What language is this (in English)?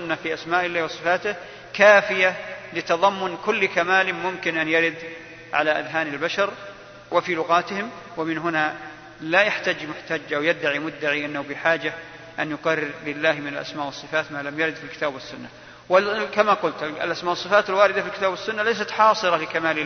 Arabic